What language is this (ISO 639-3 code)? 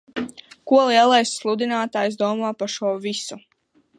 lav